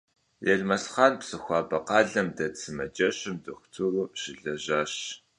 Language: Kabardian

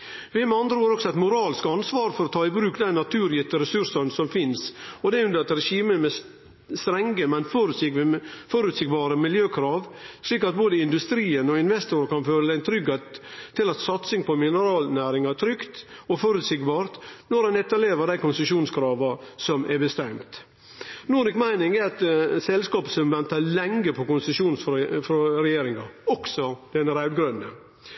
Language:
Norwegian Nynorsk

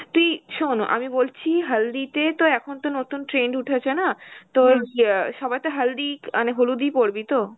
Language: Bangla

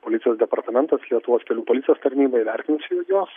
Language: Lithuanian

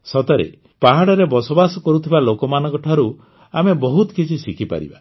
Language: Odia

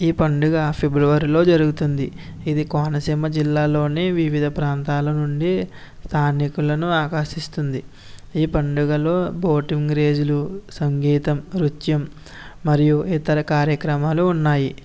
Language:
Telugu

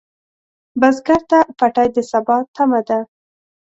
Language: Pashto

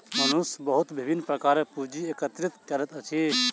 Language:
Maithili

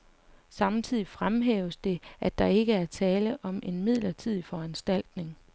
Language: Danish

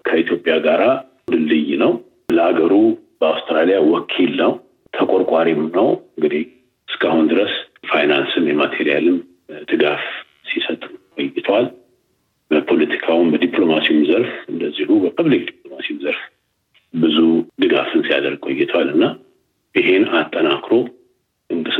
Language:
Amharic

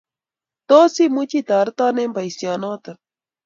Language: Kalenjin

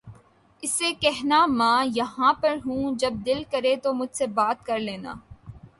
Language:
Urdu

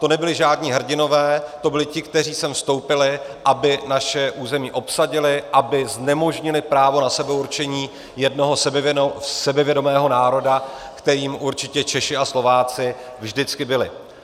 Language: Czech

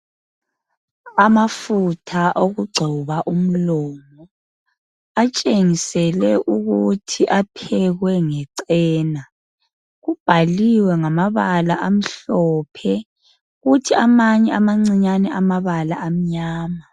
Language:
North Ndebele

